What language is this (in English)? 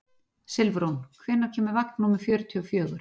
Icelandic